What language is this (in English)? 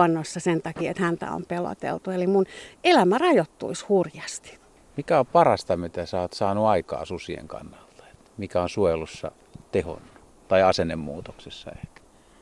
Finnish